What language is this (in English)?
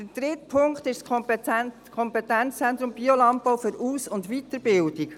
Swiss German